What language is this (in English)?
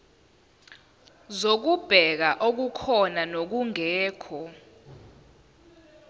Zulu